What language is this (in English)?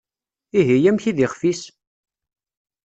Kabyle